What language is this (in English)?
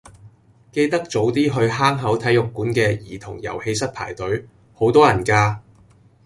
Cantonese